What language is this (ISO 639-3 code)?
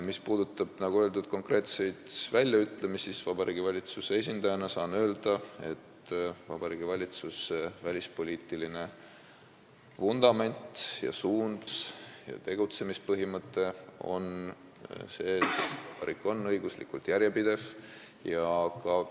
est